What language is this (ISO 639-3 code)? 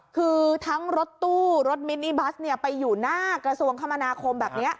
tha